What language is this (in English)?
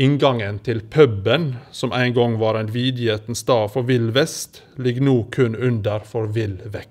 Norwegian